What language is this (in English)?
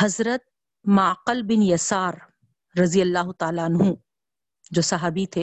Urdu